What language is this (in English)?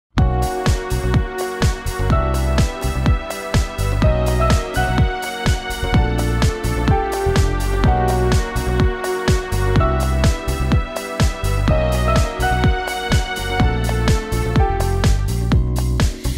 Romanian